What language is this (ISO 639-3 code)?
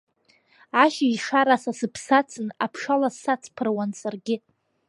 abk